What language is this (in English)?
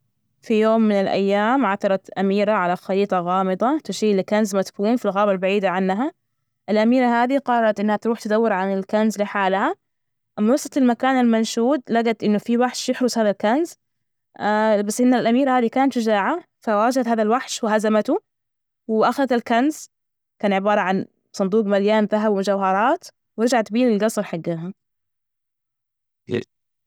Najdi Arabic